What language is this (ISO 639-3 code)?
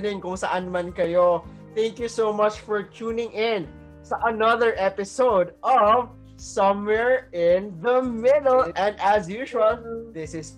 fil